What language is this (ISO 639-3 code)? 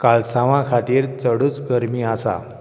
kok